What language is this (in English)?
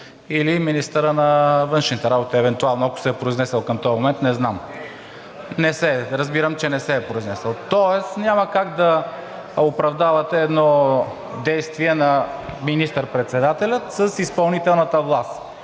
Bulgarian